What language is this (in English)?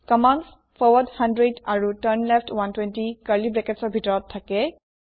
Assamese